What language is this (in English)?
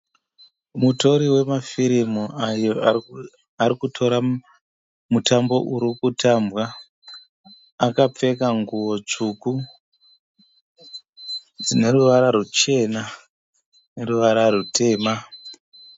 Shona